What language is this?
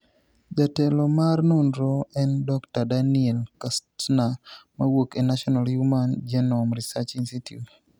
Luo (Kenya and Tanzania)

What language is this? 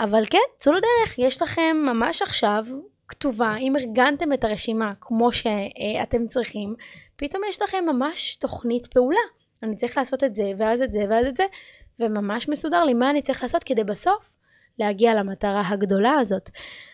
Hebrew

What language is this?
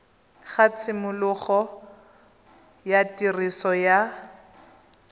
Tswana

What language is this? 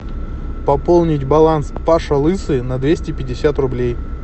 Russian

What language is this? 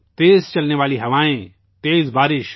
Urdu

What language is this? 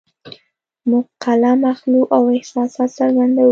Pashto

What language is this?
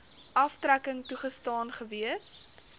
Afrikaans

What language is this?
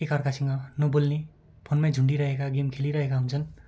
Nepali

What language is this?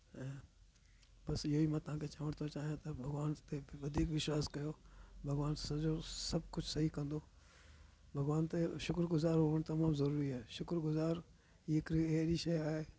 Sindhi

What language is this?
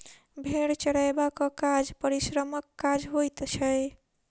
Maithili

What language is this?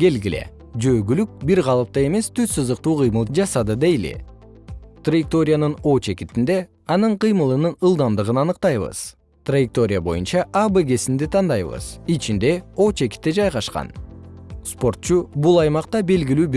Kyrgyz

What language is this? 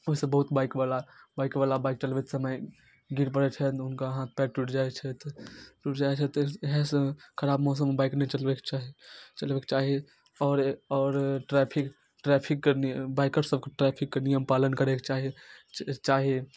Maithili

